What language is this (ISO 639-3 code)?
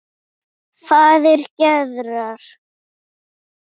isl